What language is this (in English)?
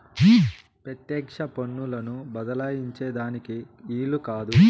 Telugu